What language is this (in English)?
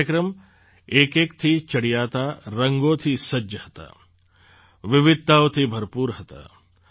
Gujarati